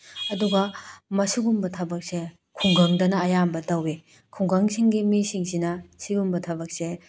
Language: Manipuri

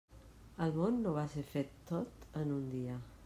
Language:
Catalan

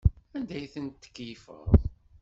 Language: Kabyle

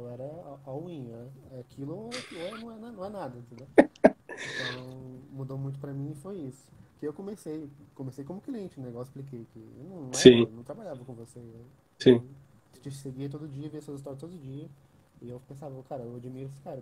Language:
Portuguese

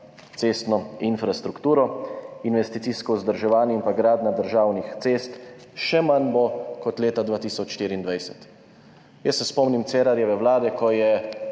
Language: Slovenian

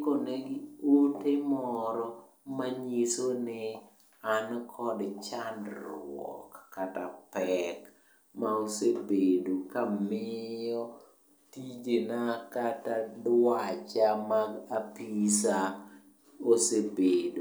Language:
Luo (Kenya and Tanzania)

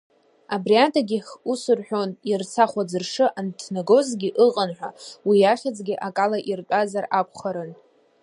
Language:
Abkhazian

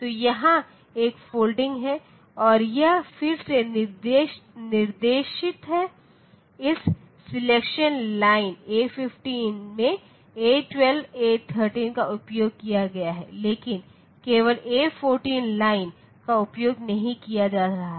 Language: Hindi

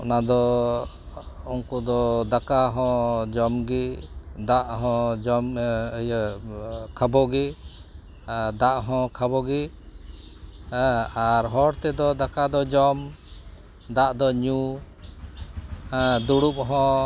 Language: Santali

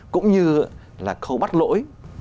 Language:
Vietnamese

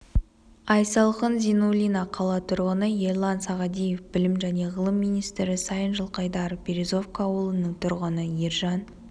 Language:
Kazakh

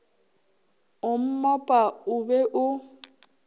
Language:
Northern Sotho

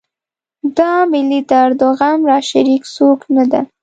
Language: Pashto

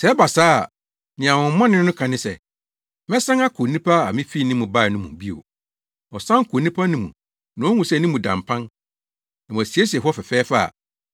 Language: Akan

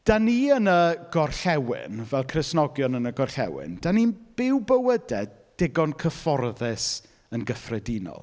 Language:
Welsh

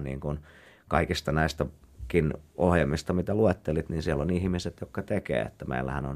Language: Finnish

